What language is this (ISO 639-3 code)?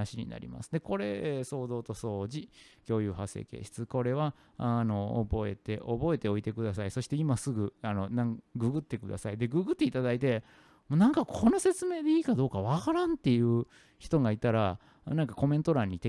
jpn